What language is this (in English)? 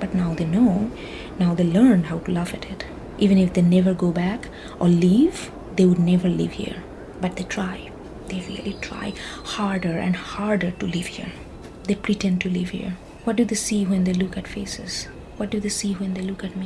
English